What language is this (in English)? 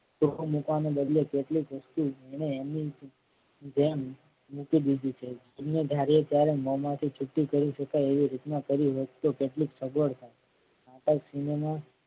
Gujarati